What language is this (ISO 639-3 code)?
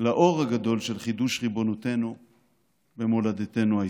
heb